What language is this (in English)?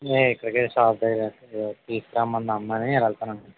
Telugu